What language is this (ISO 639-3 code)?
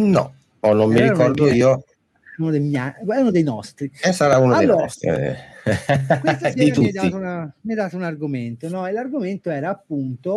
ita